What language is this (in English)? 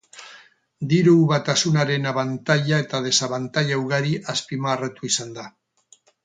Basque